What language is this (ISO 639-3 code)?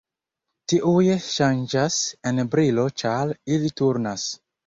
epo